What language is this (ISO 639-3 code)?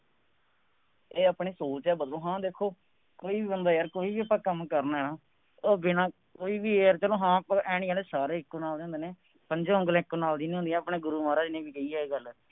pan